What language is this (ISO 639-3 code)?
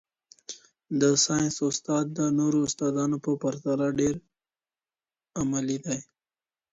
pus